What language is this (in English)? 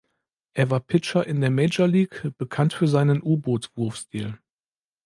German